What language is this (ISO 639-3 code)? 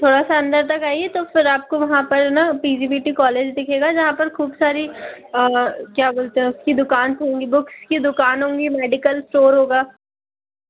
hin